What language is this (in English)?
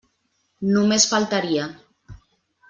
Catalan